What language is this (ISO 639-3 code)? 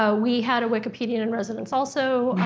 eng